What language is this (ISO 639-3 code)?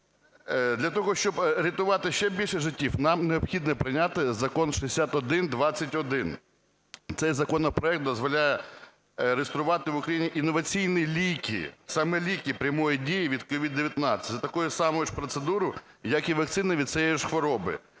ukr